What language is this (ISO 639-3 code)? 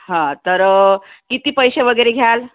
mar